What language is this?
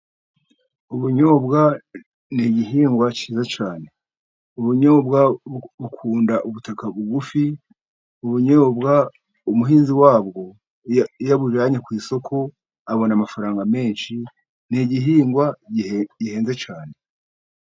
Kinyarwanda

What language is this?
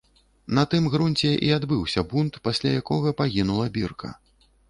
Belarusian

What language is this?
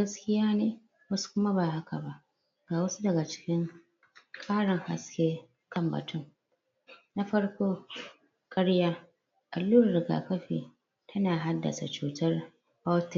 Hausa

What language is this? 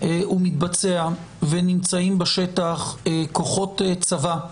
Hebrew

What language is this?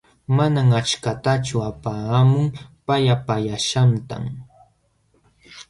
Jauja Wanca Quechua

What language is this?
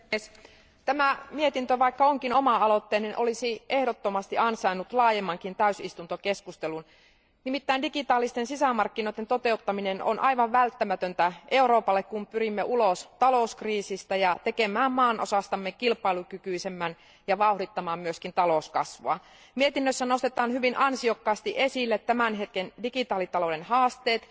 Finnish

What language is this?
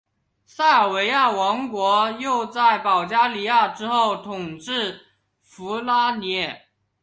Chinese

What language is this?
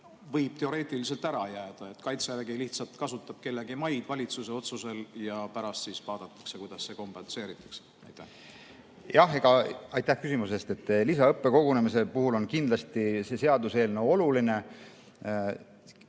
Estonian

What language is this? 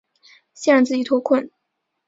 Chinese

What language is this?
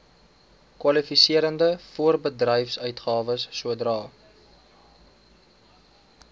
Afrikaans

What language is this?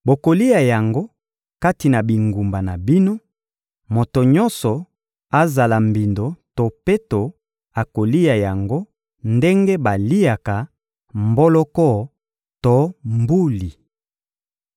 Lingala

